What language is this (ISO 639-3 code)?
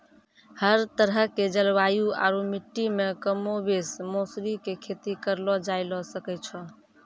mai